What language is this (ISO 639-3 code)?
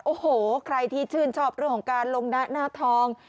tha